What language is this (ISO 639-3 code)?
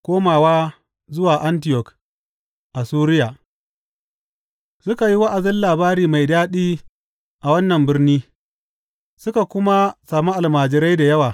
hau